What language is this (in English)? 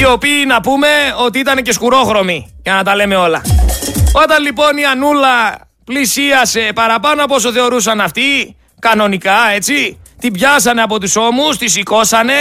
Greek